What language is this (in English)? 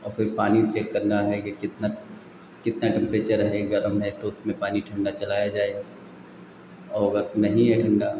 Hindi